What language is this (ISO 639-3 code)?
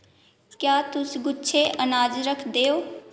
doi